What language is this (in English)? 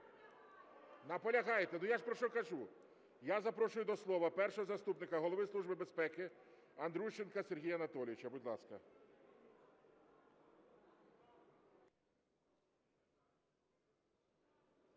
Ukrainian